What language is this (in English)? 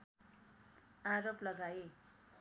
Nepali